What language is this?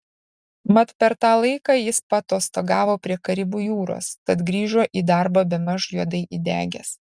Lithuanian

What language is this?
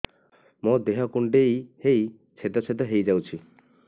Odia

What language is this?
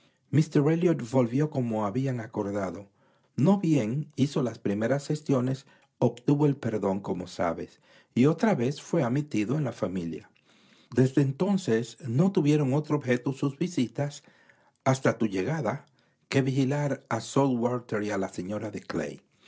Spanish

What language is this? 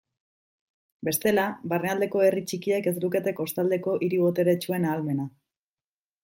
Basque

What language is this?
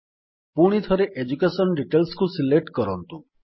Odia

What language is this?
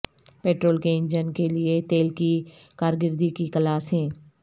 Urdu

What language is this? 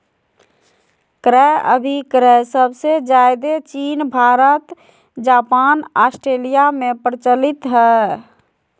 Magahi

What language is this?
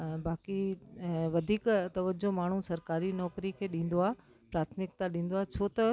Sindhi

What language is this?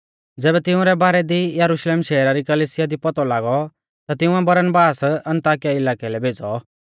Mahasu Pahari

